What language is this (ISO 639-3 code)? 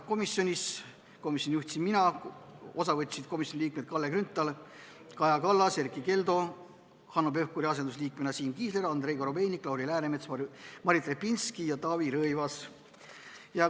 est